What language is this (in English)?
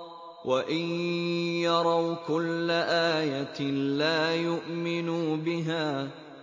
Arabic